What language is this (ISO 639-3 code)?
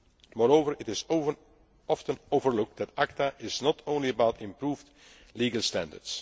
eng